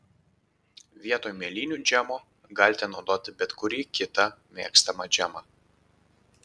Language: Lithuanian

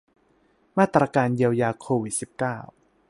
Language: Thai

